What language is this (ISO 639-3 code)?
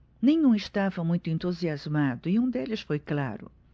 por